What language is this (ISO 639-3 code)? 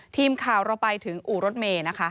tha